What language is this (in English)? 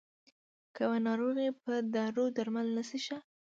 Pashto